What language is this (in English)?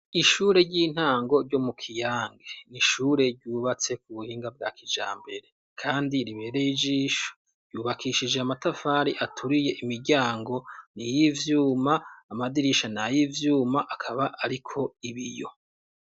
Rundi